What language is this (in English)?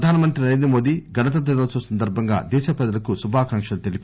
Telugu